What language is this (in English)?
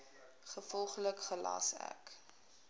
Afrikaans